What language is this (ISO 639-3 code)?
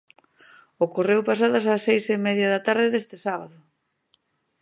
glg